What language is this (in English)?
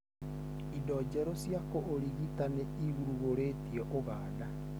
Kikuyu